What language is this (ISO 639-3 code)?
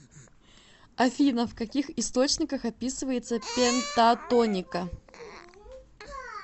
rus